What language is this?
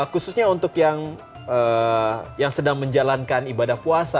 Indonesian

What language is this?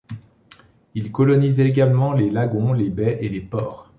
French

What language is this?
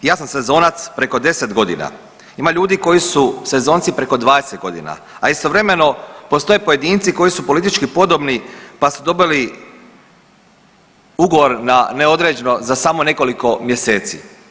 Croatian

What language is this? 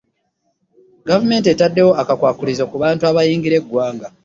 Ganda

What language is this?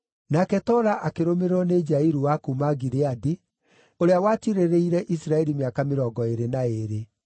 Kikuyu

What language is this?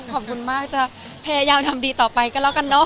Thai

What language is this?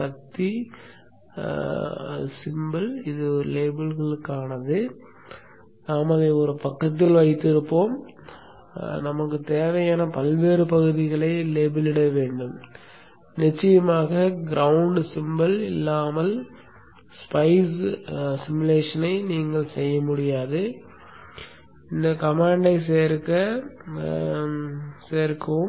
Tamil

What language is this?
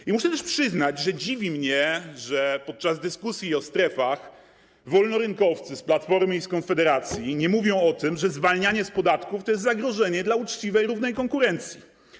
Polish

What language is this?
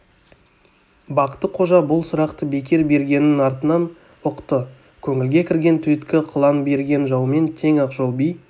Kazakh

